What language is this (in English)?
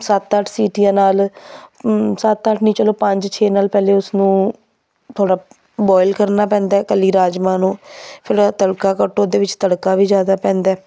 Punjabi